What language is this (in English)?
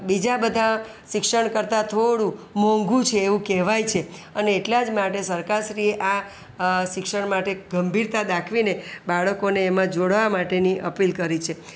Gujarati